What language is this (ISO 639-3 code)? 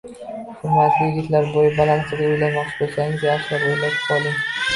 uzb